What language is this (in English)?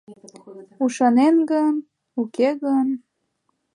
Mari